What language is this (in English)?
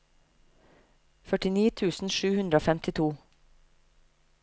Norwegian